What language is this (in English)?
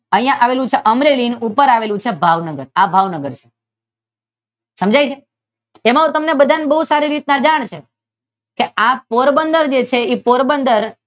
Gujarati